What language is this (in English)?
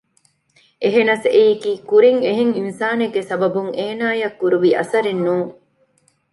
Divehi